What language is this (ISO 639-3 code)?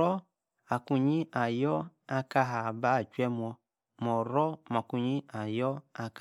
ekr